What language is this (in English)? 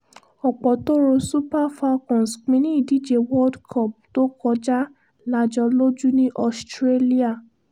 Yoruba